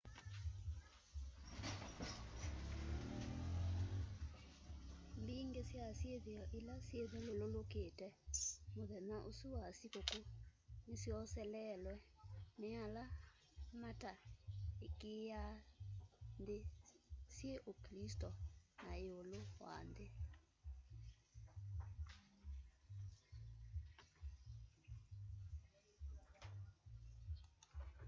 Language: Kamba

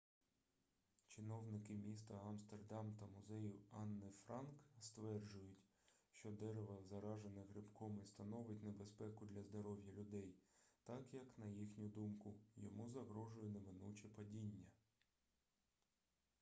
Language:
Ukrainian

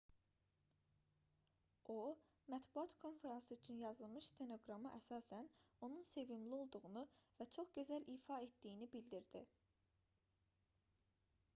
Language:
Azerbaijani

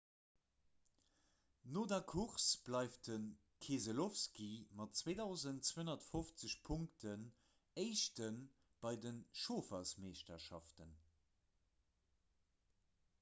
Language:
Luxembourgish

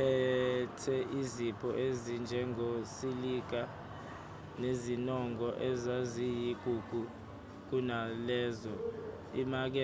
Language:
Zulu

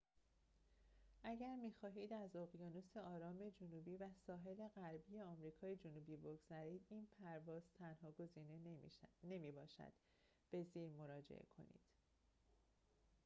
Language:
Persian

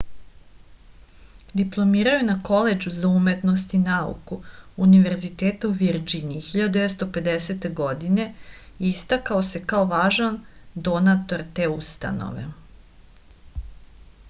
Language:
Serbian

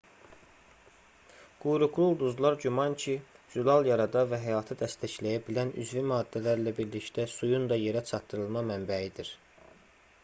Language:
Azerbaijani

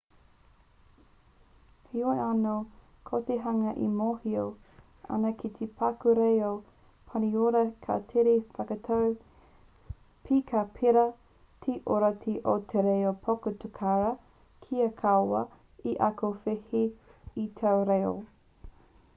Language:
Māori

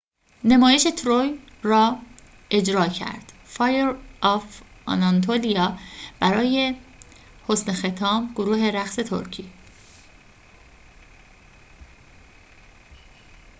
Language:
Persian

